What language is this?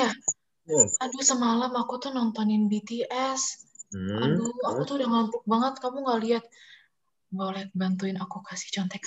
Indonesian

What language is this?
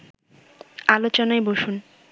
Bangla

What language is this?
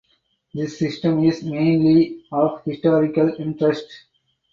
English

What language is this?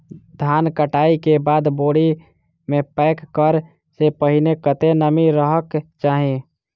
Maithili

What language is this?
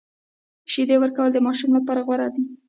Pashto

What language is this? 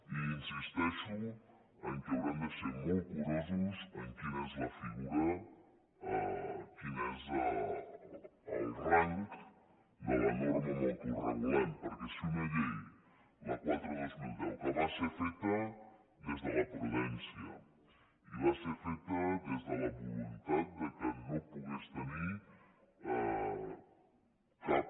Catalan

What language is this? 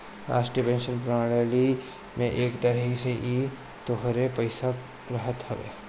Bhojpuri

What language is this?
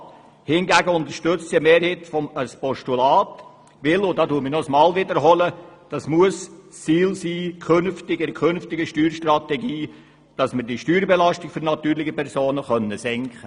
Swiss German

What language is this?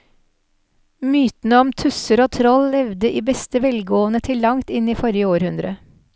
Norwegian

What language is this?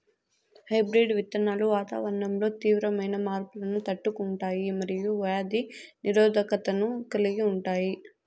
Telugu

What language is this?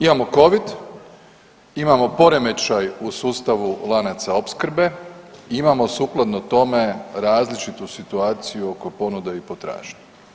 Croatian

